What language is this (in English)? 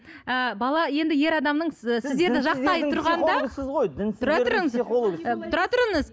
Kazakh